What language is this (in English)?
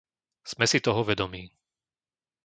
Slovak